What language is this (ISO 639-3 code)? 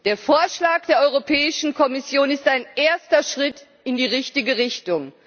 deu